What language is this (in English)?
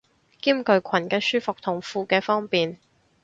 Cantonese